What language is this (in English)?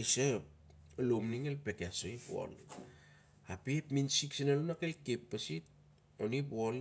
Siar-Lak